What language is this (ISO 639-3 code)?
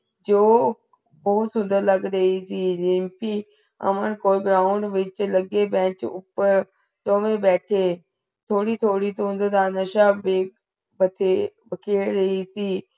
pan